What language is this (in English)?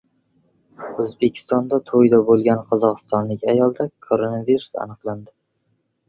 Uzbek